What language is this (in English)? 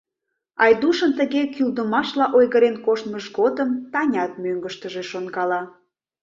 Mari